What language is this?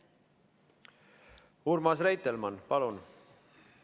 Estonian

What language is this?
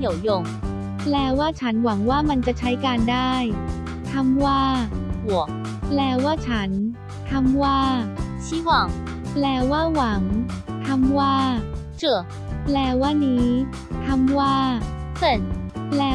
Thai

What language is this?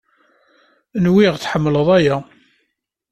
Kabyle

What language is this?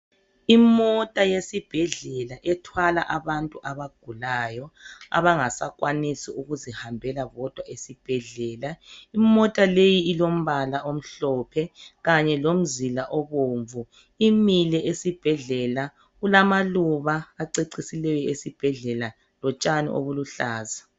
North Ndebele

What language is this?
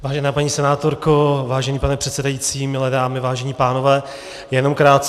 Czech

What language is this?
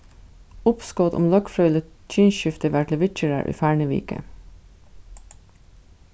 Faroese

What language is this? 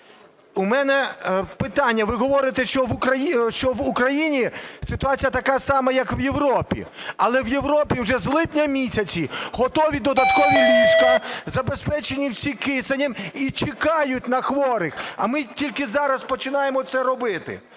Ukrainian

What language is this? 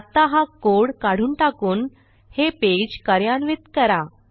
Marathi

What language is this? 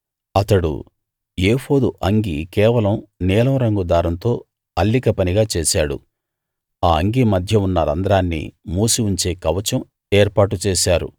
Telugu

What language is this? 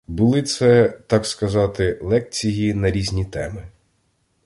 Ukrainian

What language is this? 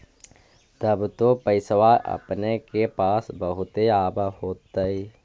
Magahi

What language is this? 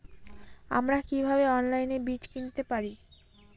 Bangla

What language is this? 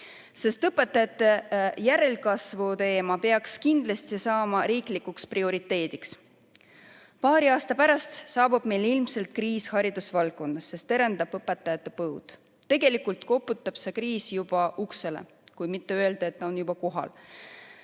Estonian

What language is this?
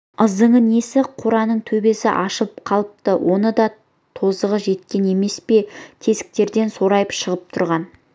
Kazakh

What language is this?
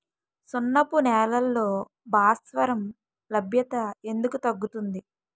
Telugu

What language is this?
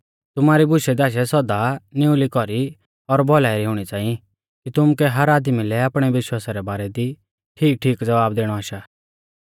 Mahasu Pahari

